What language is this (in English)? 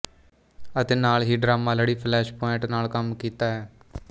Punjabi